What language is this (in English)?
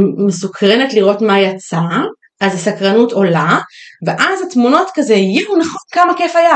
Hebrew